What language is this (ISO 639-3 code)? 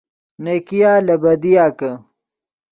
ydg